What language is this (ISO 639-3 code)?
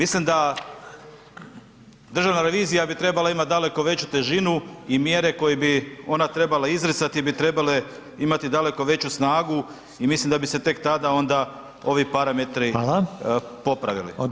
hrv